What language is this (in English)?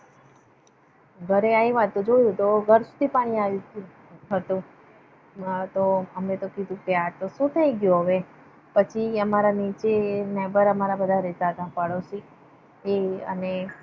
Gujarati